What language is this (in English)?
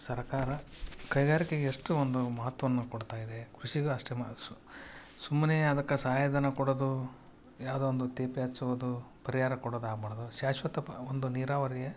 Kannada